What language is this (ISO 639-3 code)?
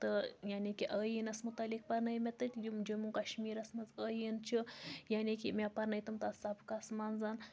kas